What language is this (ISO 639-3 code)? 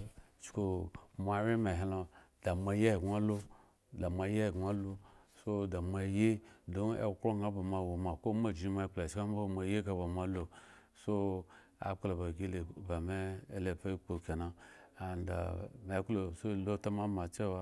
ego